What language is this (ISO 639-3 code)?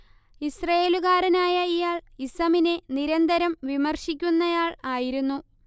mal